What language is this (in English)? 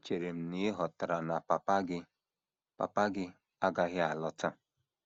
Igbo